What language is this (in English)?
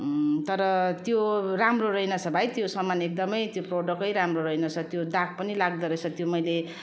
Nepali